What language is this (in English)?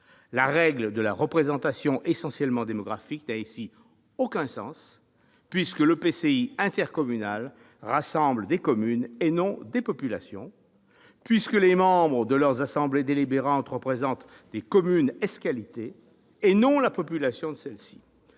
French